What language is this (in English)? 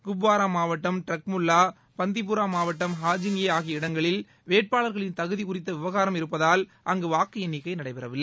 Tamil